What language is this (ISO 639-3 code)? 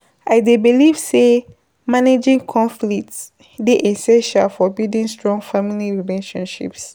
pcm